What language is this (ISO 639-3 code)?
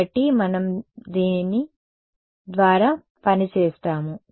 tel